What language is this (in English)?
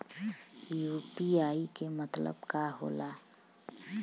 Bhojpuri